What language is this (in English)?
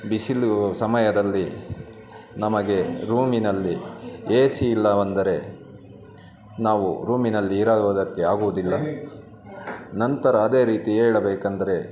Kannada